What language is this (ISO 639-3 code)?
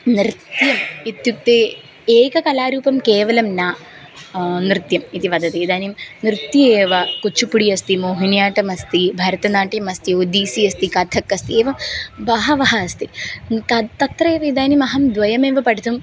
san